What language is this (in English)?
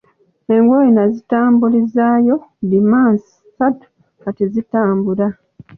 Ganda